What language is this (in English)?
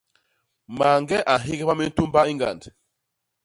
Basaa